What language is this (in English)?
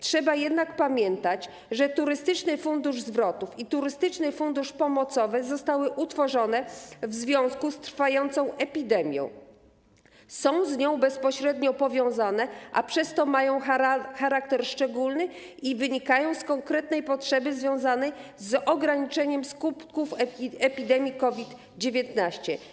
Polish